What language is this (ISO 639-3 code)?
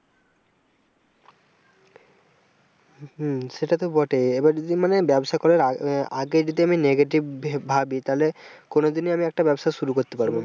ben